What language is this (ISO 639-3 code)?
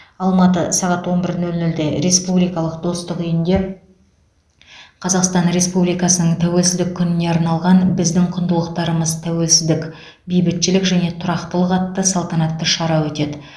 kaz